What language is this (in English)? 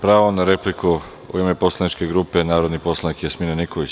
Serbian